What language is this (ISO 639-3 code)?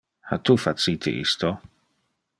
ina